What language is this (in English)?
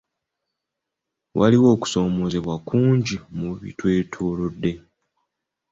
Ganda